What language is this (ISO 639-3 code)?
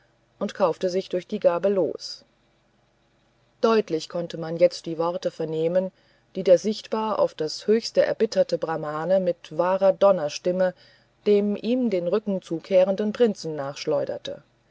deu